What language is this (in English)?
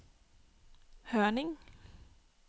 Danish